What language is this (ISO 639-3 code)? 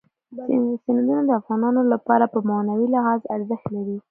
pus